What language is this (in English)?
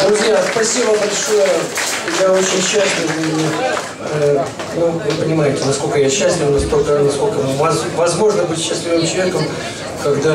Russian